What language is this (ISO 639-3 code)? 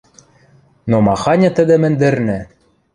mrj